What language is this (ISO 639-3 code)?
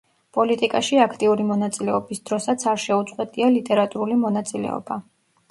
kat